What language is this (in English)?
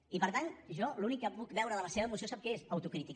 Catalan